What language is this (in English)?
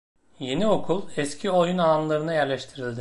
Turkish